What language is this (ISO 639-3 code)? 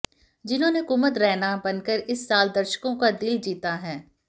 hin